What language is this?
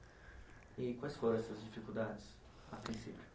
Portuguese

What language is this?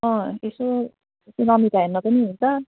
Nepali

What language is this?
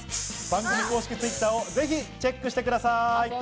Japanese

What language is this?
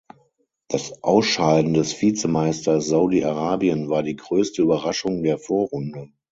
German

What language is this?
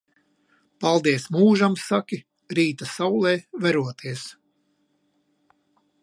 Latvian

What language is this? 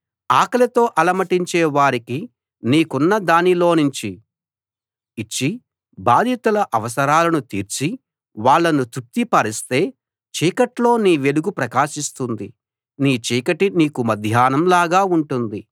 Telugu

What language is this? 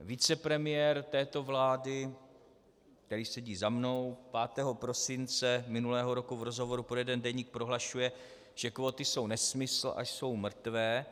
Czech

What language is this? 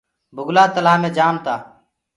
Gurgula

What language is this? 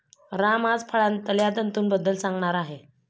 Marathi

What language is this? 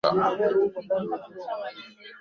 Swahili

